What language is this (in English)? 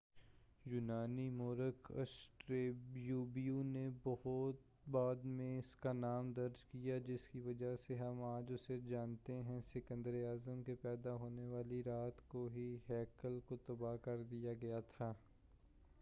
Urdu